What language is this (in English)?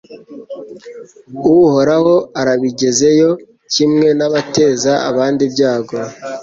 Kinyarwanda